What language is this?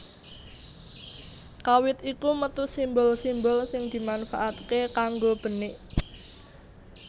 Javanese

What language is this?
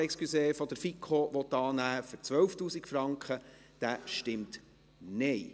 Swiss German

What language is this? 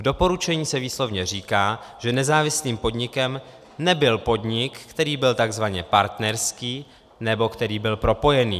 Czech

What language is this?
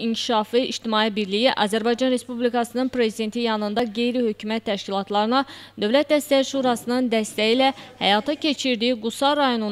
Turkish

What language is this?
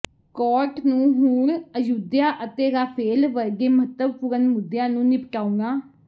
Punjabi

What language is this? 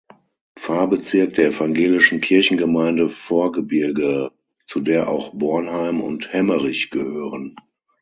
German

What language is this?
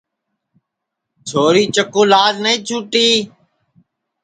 Sansi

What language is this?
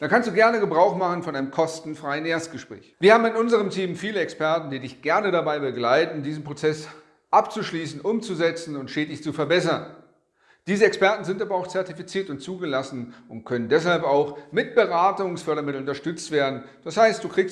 German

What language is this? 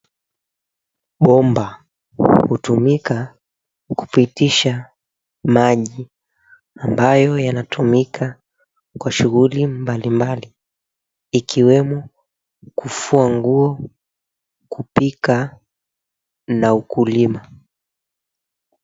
Swahili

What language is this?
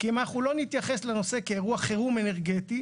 Hebrew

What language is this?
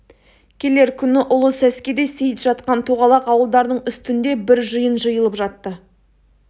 Kazakh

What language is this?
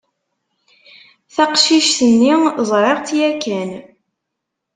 Kabyle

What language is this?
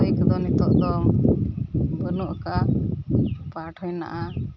Santali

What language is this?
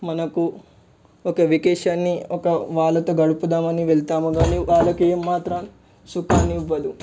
Telugu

